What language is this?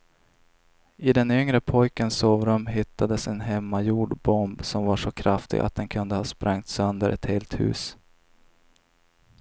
Swedish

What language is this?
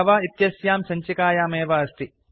Sanskrit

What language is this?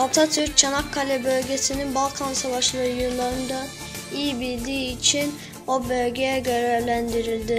Turkish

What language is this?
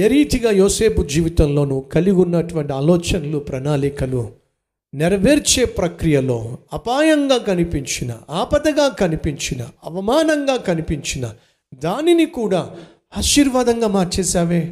Telugu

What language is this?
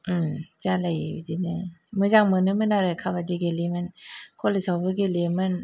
Bodo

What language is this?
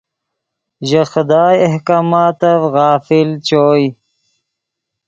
Yidgha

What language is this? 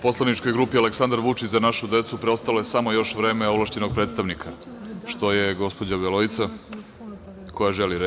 Serbian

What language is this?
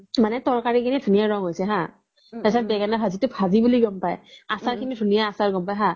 Assamese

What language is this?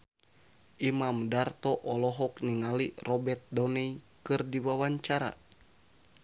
Sundanese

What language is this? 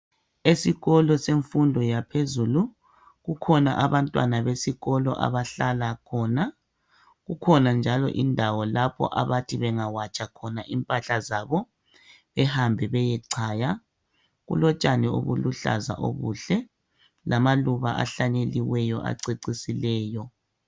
North Ndebele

